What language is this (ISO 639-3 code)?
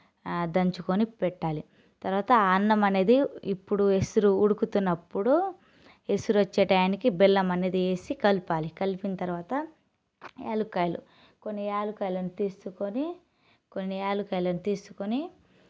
tel